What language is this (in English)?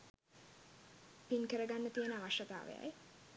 Sinhala